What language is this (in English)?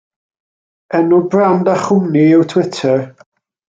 Welsh